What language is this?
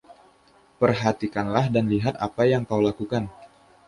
Indonesian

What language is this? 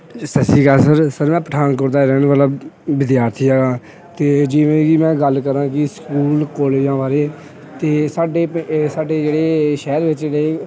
Punjabi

